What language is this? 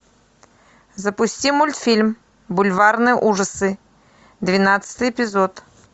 Russian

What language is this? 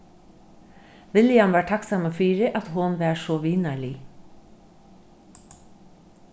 Faroese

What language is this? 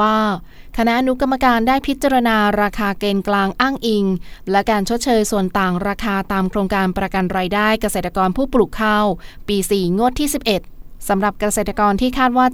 Thai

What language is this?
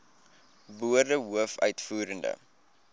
Afrikaans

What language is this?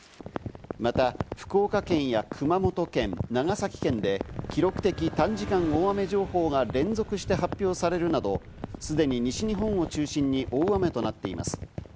Japanese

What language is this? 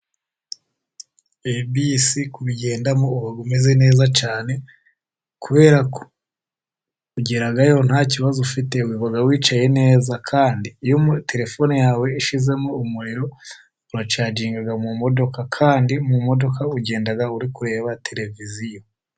Kinyarwanda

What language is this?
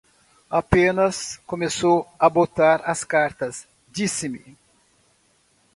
Portuguese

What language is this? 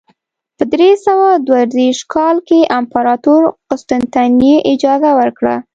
Pashto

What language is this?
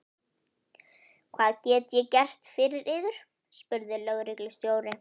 Icelandic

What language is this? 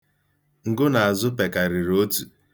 Igbo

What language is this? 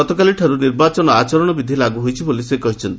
Odia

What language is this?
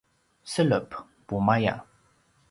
Paiwan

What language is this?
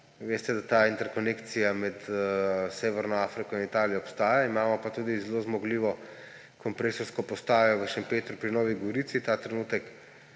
Slovenian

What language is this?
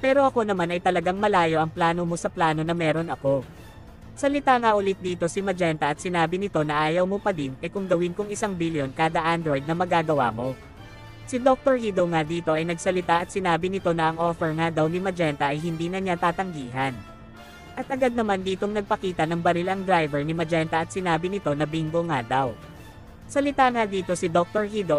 Filipino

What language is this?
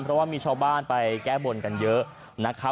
Thai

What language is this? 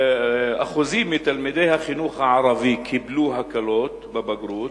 Hebrew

